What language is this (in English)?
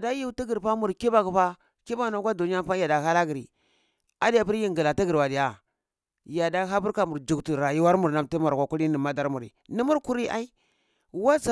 Cibak